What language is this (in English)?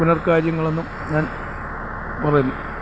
Malayalam